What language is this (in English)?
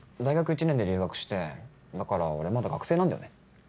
Japanese